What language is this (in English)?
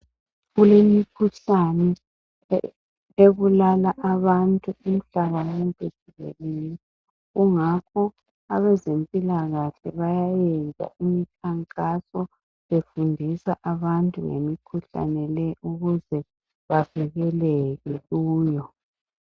North Ndebele